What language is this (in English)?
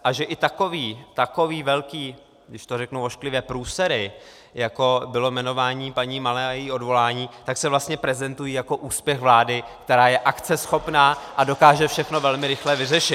Czech